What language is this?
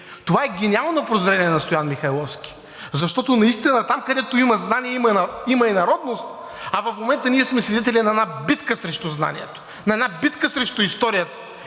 Bulgarian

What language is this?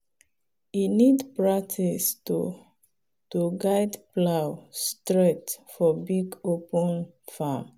Nigerian Pidgin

